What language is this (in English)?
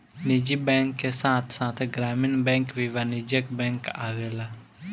Bhojpuri